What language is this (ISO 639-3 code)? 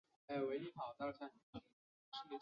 zho